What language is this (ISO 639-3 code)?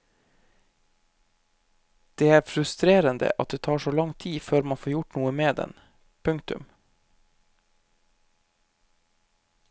nor